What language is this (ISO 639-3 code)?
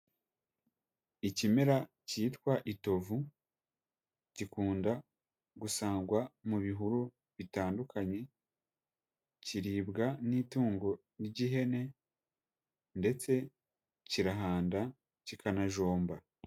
kin